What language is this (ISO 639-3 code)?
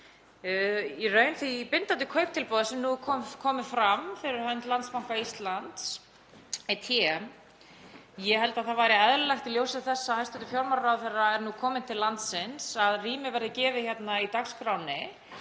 isl